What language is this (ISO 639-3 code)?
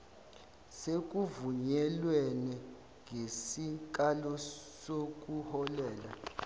zul